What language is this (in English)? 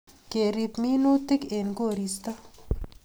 Kalenjin